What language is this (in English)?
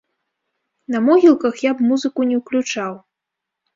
Belarusian